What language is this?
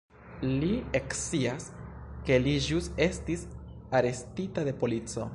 Esperanto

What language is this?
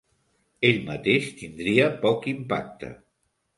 Catalan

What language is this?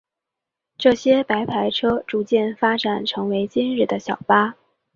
Chinese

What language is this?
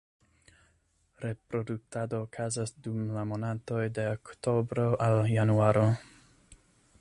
Esperanto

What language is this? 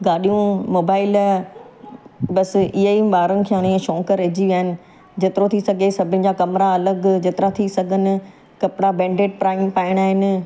Sindhi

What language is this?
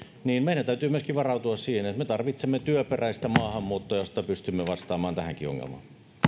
Finnish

